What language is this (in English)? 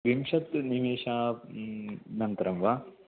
Sanskrit